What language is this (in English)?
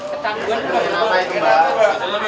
Indonesian